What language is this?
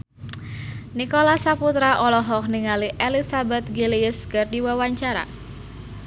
Sundanese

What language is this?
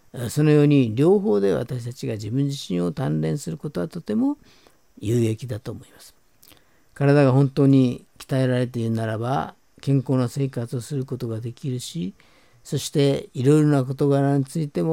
Japanese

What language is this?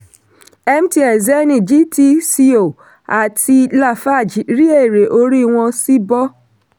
Yoruba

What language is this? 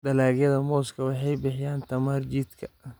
Somali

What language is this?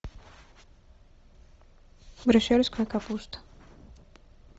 Russian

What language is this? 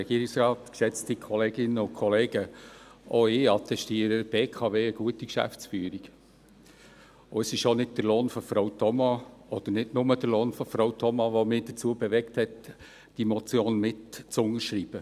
Swiss German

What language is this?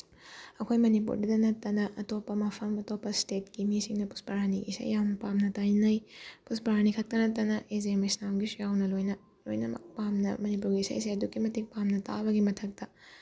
Manipuri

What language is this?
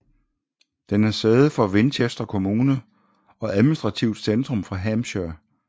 Danish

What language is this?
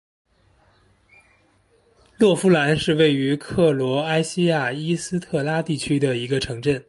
Chinese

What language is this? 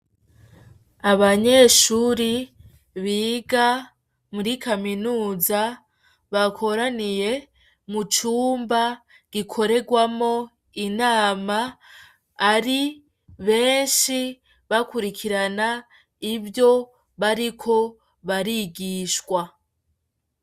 Rundi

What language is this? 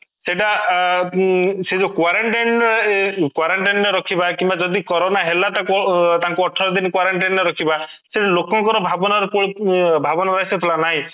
Odia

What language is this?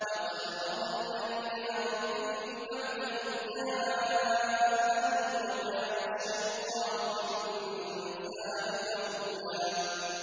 Arabic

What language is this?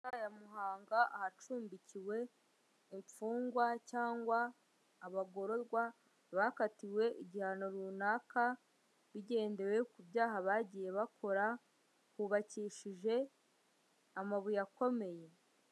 Kinyarwanda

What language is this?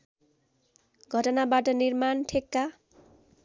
Nepali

